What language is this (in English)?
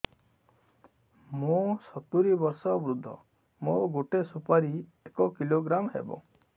Odia